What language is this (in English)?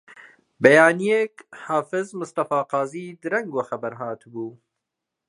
Central Kurdish